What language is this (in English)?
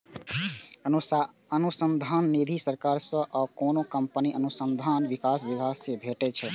Maithili